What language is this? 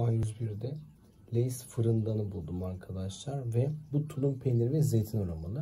Turkish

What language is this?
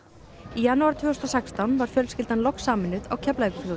Icelandic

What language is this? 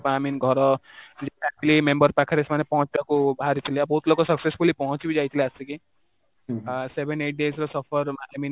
Odia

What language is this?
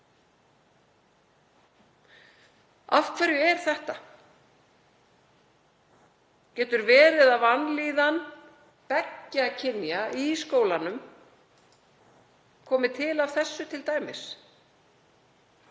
Icelandic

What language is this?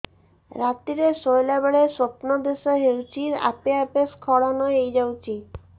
Odia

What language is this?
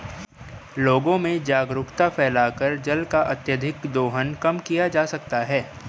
Hindi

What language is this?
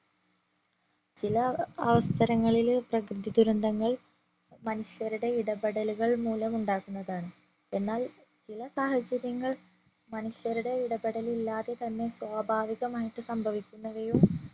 Malayalam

